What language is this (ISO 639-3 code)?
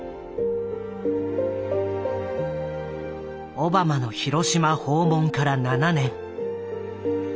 jpn